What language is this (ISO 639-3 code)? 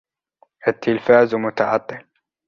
ara